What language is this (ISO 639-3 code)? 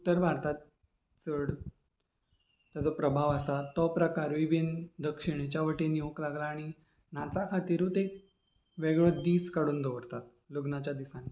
kok